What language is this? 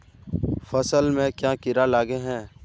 Magahi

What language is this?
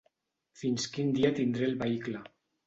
Catalan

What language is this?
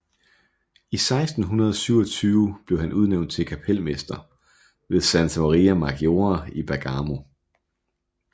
Danish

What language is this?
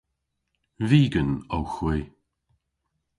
Cornish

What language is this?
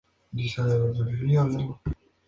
Spanish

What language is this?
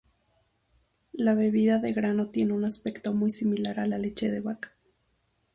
Spanish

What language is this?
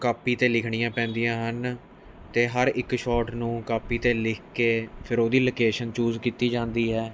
Punjabi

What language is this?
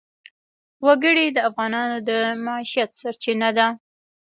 Pashto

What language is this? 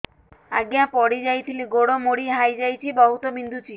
Odia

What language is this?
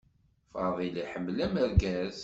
Kabyle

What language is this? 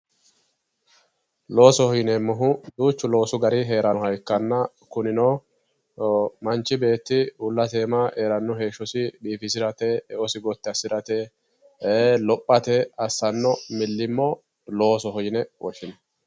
Sidamo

